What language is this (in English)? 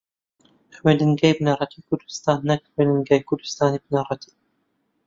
Central Kurdish